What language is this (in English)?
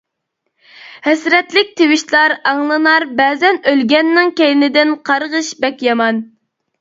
Uyghur